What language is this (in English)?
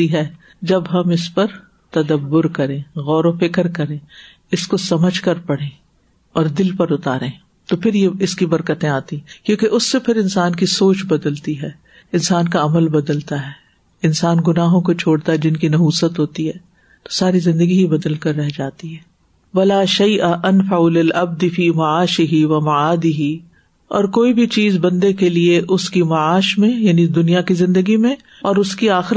Urdu